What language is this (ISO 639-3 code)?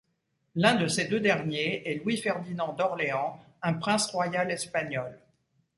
fra